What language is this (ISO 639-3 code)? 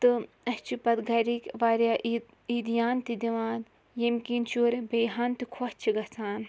kas